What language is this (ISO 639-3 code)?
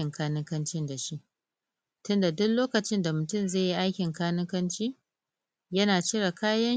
hau